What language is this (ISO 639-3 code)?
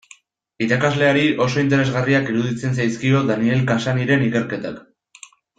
eus